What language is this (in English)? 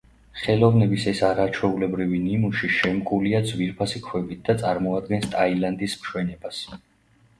Georgian